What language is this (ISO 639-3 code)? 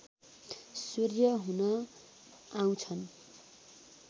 nep